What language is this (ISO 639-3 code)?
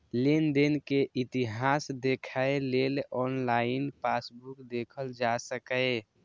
mai